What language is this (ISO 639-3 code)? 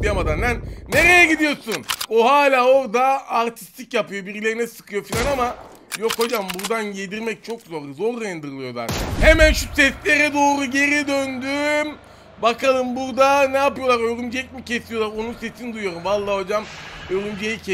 tur